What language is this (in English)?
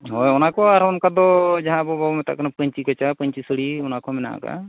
Santali